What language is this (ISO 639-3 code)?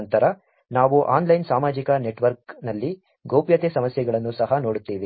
kan